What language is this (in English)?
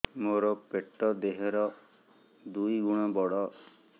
Odia